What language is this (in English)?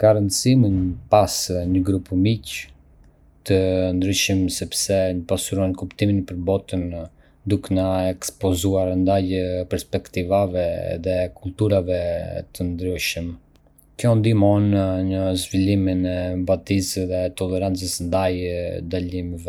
Arbëreshë Albanian